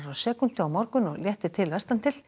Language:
Icelandic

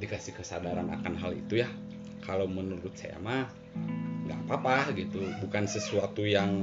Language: Indonesian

